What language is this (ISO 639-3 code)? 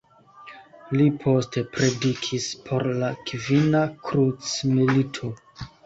epo